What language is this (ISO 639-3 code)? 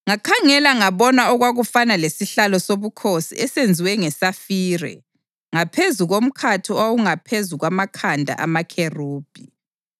nde